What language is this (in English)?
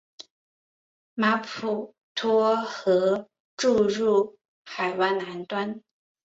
Chinese